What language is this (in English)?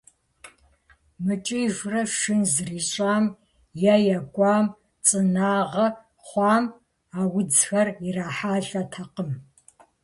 Kabardian